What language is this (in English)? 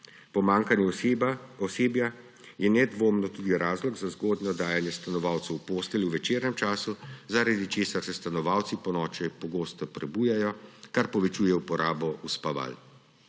Slovenian